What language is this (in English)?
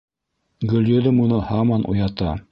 Bashkir